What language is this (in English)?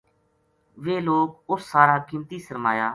Gujari